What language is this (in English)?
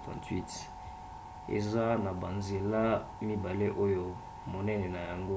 Lingala